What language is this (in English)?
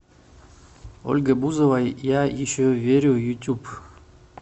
Russian